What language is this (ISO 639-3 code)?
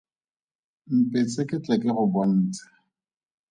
tsn